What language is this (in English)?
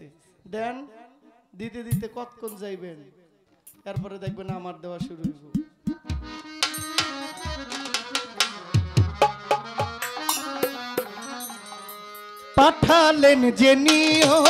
Hindi